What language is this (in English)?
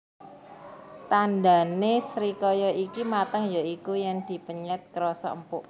Javanese